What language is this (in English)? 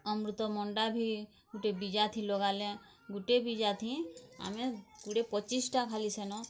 Odia